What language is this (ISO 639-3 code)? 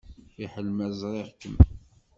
kab